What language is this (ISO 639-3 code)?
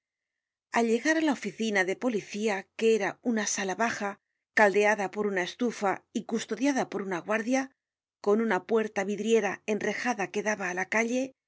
spa